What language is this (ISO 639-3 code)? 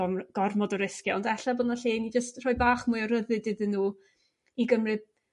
cym